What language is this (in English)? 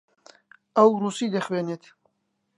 Central Kurdish